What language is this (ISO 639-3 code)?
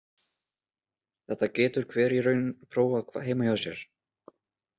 isl